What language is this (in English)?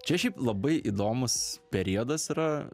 Lithuanian